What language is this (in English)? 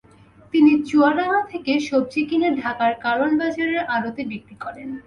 Bangla